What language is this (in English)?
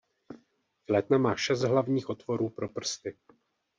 Czech